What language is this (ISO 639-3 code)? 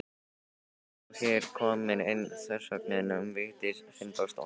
isl